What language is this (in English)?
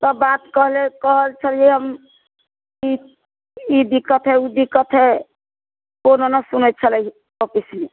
Maithili